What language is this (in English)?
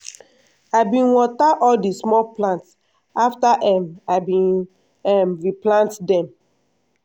Nigerian Pidgin